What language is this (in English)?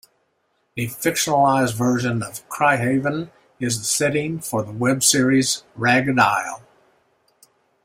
English